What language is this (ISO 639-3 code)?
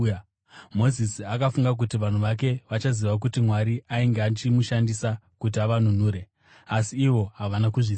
sna